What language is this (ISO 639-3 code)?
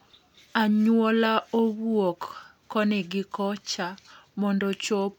luo